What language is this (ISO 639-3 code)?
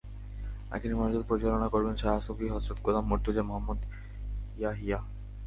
ben